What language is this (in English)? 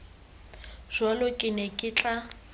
Tswana